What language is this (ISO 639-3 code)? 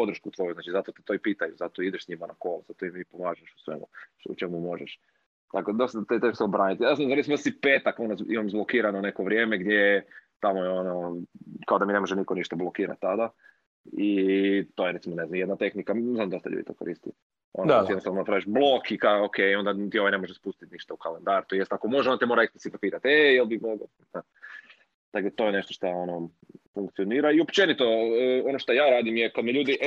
hrv